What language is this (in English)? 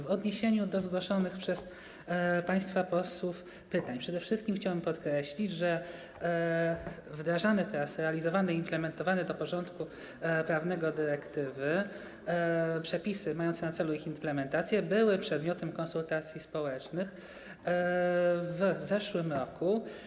Polish